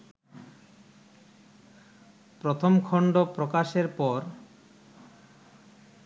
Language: Bangla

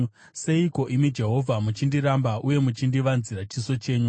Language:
Shona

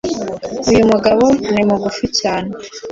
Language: Kinyarwanda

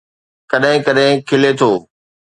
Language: Sindhi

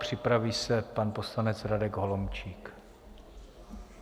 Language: Czech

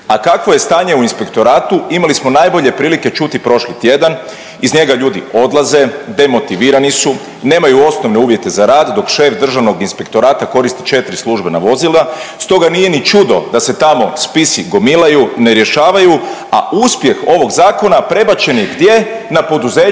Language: Croatian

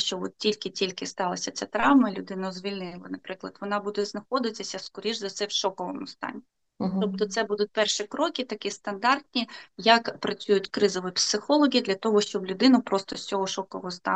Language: Ukrainian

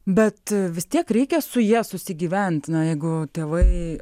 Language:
Lithuanian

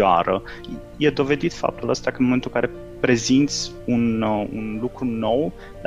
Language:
Romanian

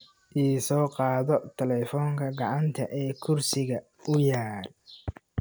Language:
Somali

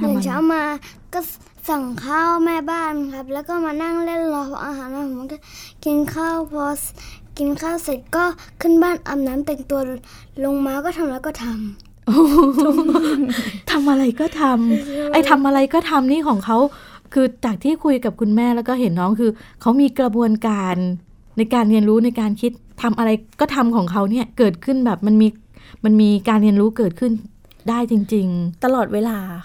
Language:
Thai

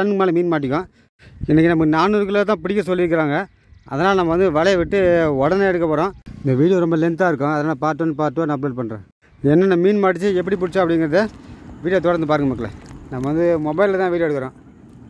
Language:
Spanish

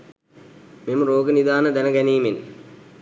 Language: Sinhala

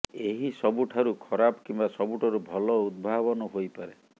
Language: Odia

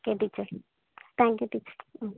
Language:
Tamil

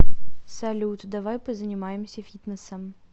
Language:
Russian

